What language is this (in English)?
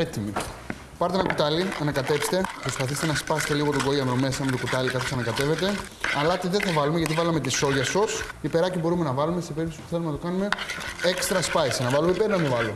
Greek